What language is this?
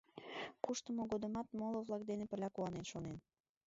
Mari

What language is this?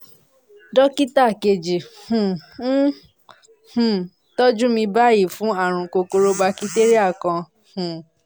Yoruba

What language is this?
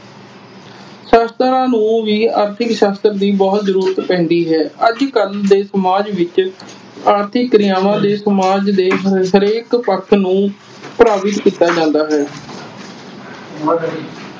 Punjabi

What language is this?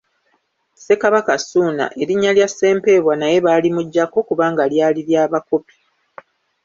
Ganda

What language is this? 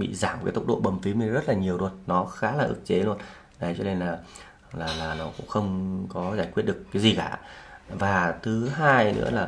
Vietnamese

